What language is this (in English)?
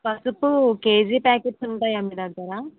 Telugu